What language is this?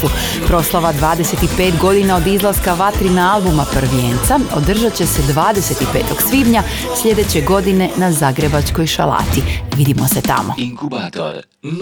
Croatian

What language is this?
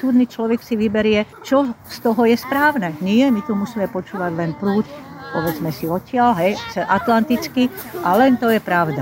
Slovak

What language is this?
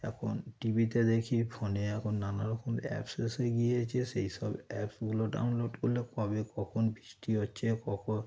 Bangla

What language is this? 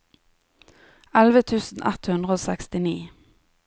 Norwegian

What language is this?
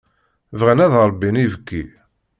Kabyle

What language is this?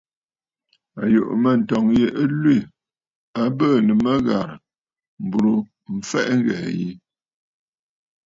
Bafut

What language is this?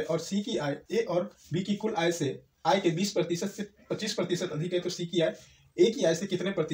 Hindi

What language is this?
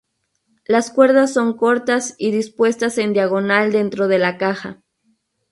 Spanish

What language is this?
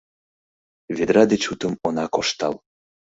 Mari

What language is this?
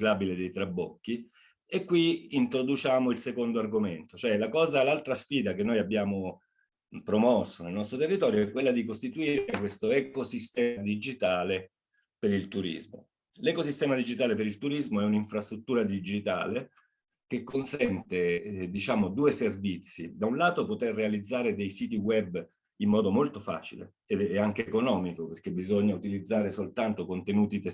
Italian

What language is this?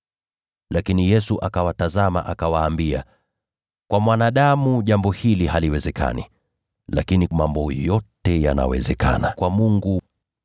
Swahili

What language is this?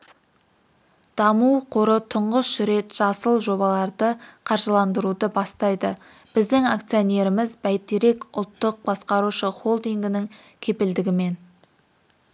Kazakh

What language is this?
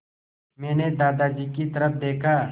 Hindi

